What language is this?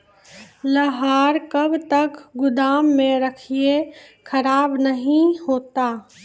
Maithili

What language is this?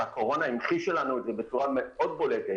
Hebrew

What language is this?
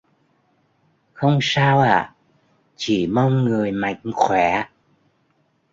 Vietnamese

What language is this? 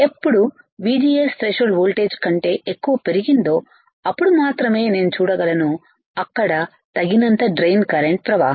Telugu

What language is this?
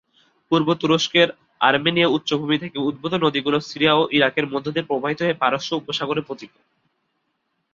Bangla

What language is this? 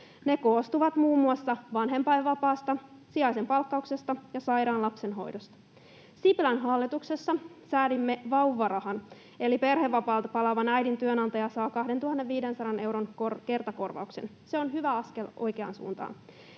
Finnish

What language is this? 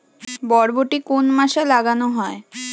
Bangla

